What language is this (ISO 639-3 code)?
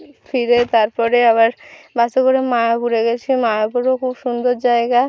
ben